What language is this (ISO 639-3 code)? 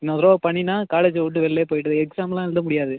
tam